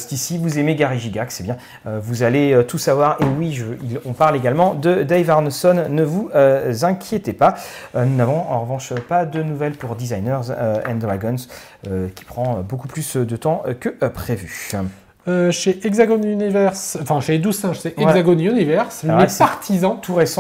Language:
French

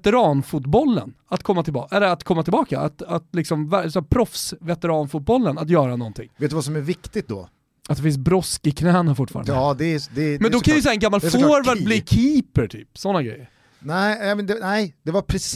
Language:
Swedish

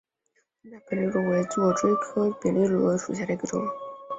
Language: Chinese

